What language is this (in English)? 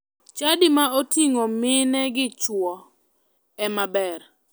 Luo (Kenya and Tanzania)